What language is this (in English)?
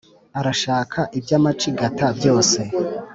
Kinyarwanda